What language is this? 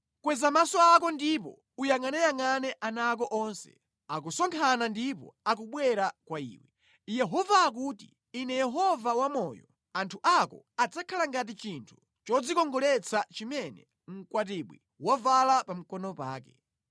Nyanja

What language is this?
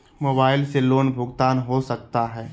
Magahi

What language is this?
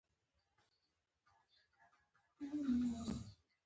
Pashto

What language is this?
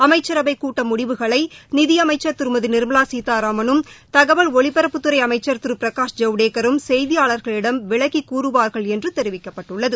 Tamil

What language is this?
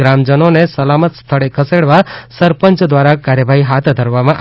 Gujarati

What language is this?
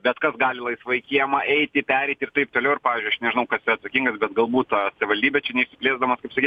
Lithuanian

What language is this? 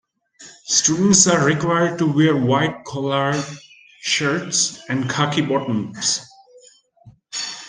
English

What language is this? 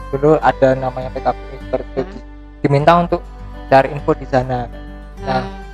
Indonesian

